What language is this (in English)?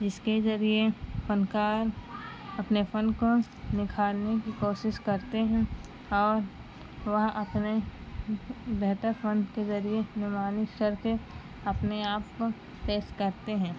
Urdu